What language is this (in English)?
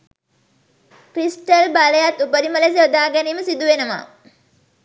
Sinhala